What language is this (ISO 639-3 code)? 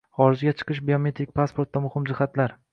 uzb